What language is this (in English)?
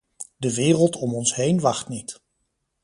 Dutch